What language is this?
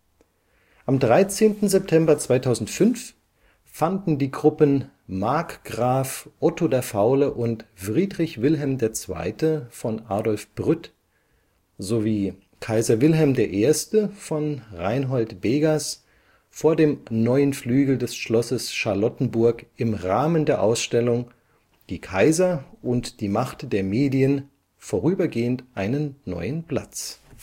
German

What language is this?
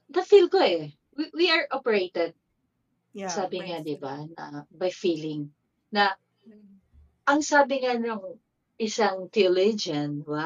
Filipino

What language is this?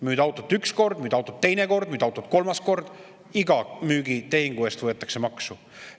Estonian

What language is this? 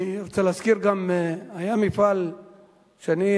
Hebrew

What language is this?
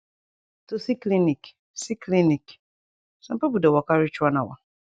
Nigerian Pidgin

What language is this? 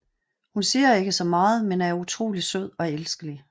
Danish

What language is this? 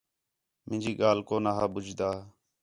Khetrani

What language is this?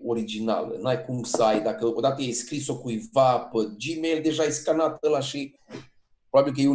Romanian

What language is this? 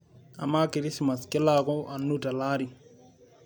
Masai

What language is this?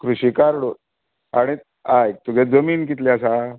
Konkani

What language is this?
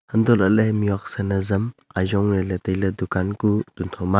Wancho Naga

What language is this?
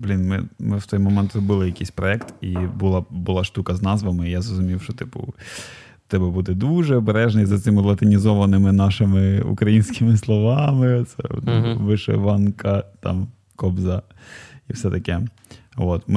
Ukrainian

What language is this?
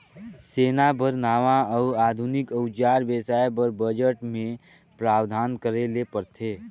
Chhattisgarhi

